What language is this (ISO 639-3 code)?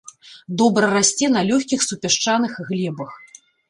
bel